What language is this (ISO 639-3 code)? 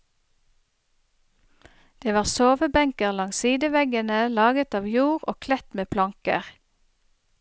nor